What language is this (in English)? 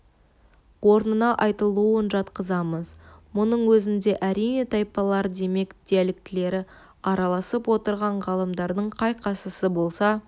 Kazakh